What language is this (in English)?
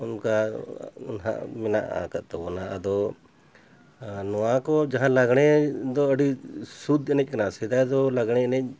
Santali